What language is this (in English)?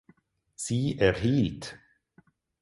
German